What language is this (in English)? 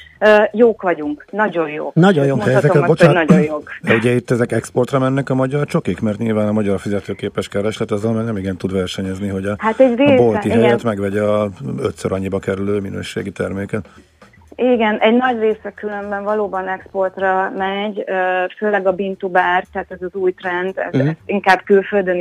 Hungarian